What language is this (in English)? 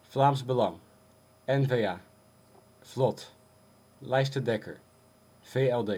Dutch